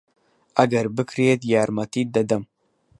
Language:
Central Kurdish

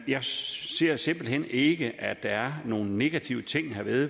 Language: Danish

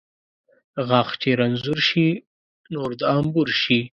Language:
Pashto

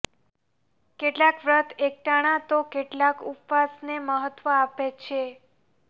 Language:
Gujarati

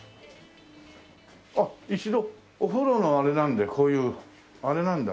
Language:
Japanese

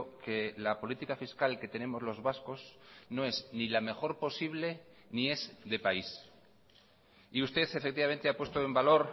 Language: Spanish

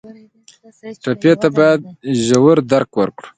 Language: Pashto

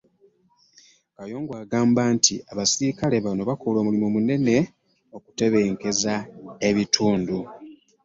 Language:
Ganda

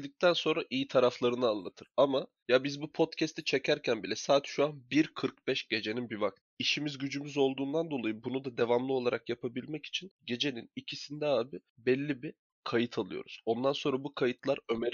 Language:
Turkish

